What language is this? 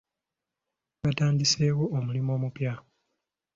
Ganda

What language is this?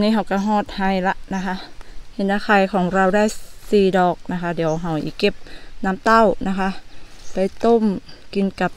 Thai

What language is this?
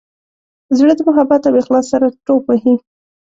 Pashto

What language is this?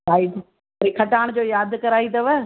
Sindhi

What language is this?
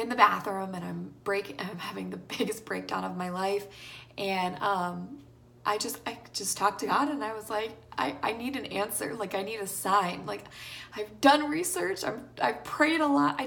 English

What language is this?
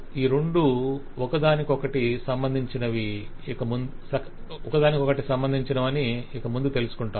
Telugu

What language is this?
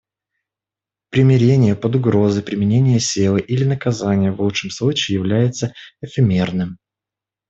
Russian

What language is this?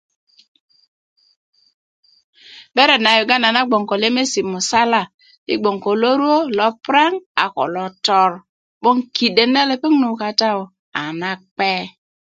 Kuku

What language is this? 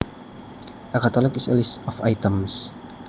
Javanese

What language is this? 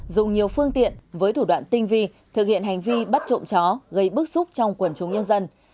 Vietnamese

